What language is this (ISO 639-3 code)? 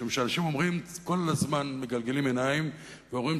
heb